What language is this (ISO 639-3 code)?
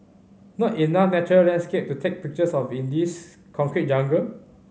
eng